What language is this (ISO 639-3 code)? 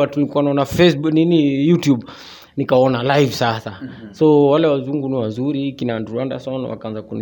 swa